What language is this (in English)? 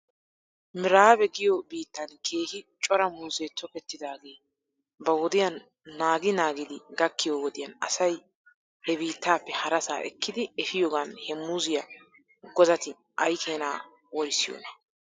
Wolaytta